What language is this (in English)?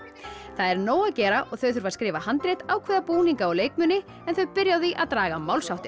Icelandic